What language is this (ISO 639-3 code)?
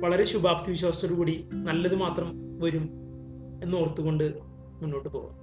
mal